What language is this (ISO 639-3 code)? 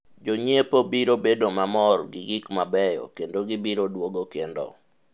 luo